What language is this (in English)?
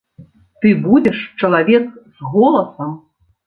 Belarusian